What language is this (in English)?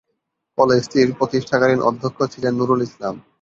Bangla